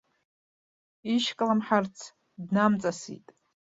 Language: Abkhazian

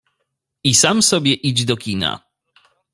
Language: Polish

